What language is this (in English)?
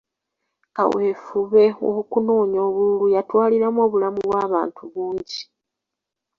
Ganda